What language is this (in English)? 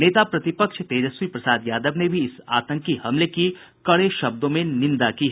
Hindi